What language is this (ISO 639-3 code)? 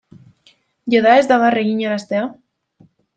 eus